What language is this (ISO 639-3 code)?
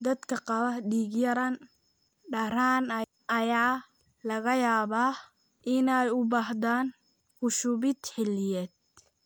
som